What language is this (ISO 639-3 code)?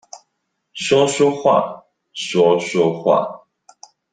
zho